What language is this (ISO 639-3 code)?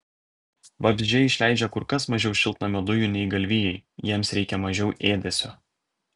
lit